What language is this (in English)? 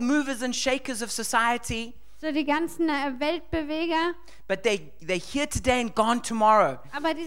German